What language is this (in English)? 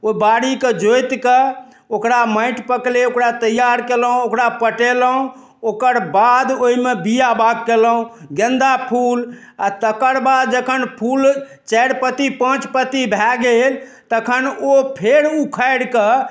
Maithili